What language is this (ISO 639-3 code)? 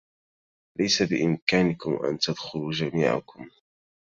ara